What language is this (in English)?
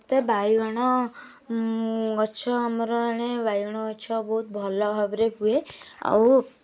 Odia